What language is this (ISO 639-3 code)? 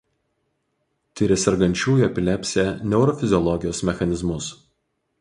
lit